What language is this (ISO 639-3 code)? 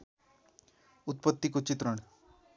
nep